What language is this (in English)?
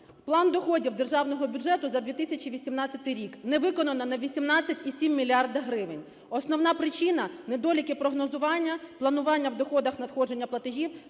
Ukrainian